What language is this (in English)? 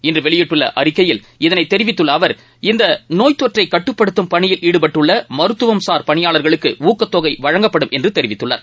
Tamil